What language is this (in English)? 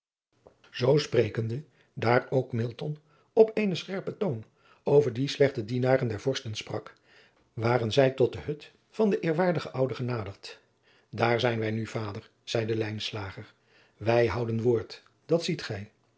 Dutch